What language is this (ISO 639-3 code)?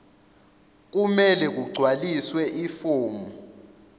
zul